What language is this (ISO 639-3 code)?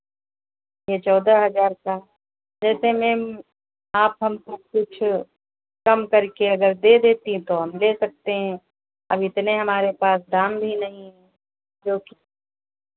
hin